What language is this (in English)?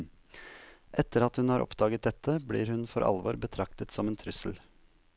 Norwegian